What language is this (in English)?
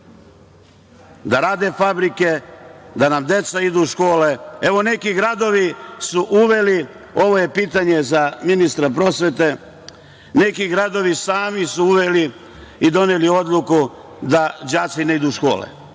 Serbian